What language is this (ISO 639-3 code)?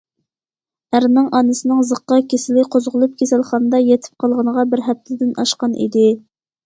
uig